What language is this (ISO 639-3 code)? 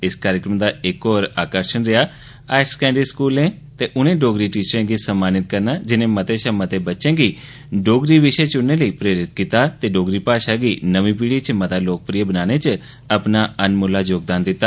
doi